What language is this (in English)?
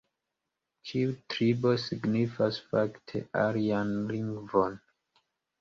Esperanto